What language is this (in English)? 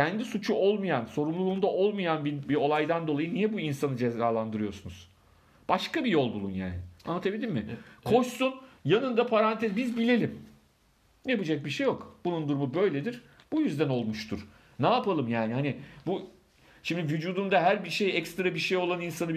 Turkish